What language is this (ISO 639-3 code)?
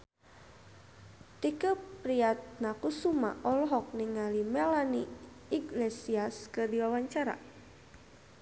sun